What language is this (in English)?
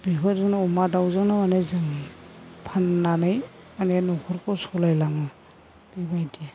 Bodo